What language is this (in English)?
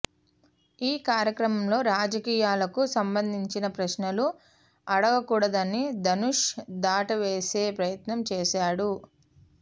Telugu